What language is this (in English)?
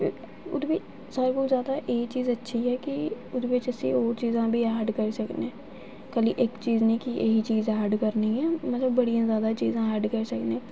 Dogri